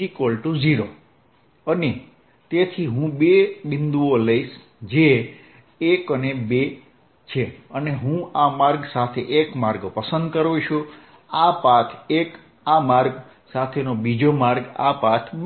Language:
Gujarati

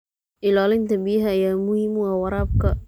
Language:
Somali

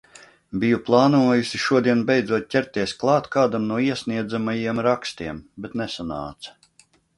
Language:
Latvian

